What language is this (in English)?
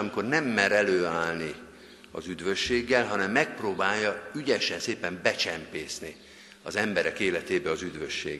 Hungarian